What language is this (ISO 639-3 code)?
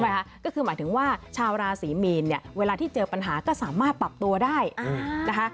tha